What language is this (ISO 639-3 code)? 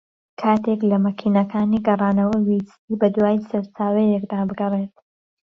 ckb